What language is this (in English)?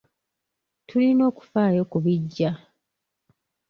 Ganda